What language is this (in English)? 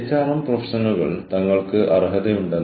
Malayalam